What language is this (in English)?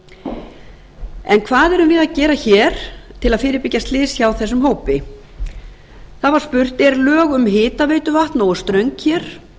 Icelandic